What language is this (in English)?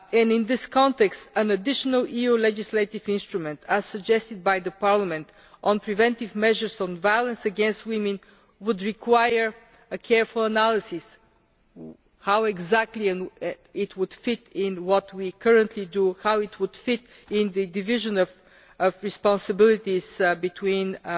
English